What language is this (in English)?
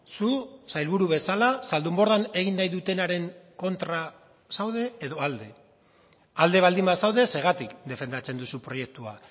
Basque